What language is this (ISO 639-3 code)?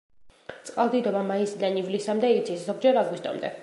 kat